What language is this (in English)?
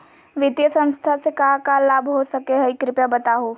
Magahi